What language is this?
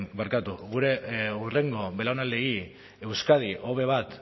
Basque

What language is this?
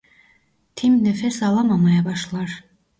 Turkish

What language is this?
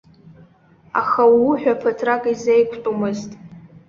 Abkhazian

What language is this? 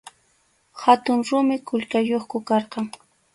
Arequipa-La Unión Quechua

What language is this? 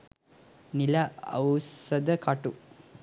Sinhala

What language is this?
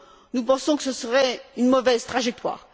French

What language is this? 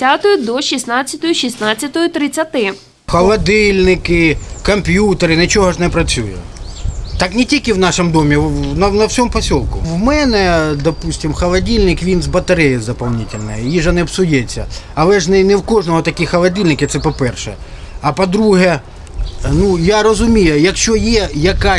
Ukrainian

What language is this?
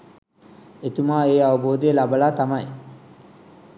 Sinhala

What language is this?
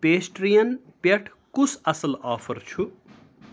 Kashmiri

